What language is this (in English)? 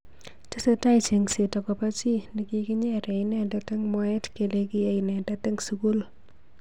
Kalenjin